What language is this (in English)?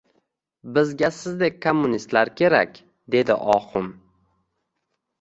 Uzbek